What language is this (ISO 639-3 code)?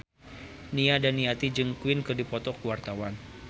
sun